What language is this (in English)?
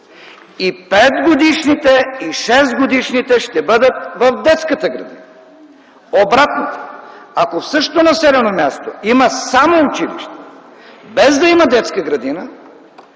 Bulgarian